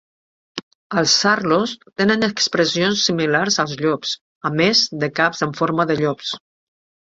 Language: Catalan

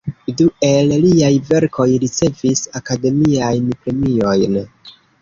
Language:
Esperanto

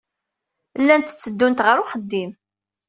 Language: Kabyle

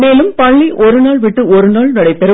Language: Tamil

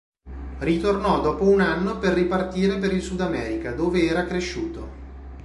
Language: Italian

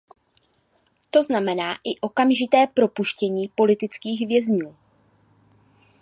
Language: Czech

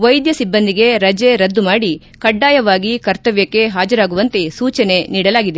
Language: Kannada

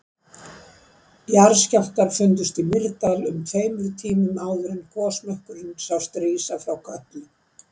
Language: Icelandic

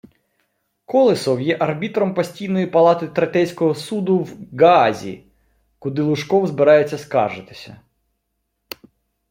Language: Ukrainian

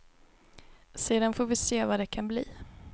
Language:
Swedish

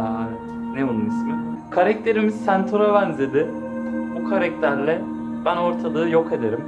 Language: Turkish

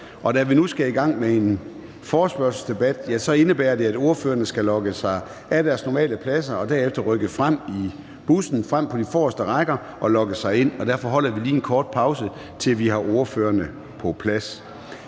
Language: Danish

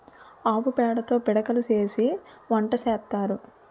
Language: Telugu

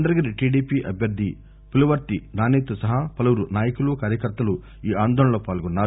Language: Telugu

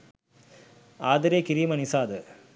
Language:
Sinhala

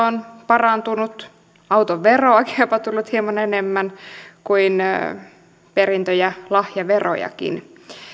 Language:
Finnish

